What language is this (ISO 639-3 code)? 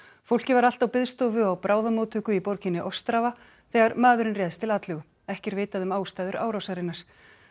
isl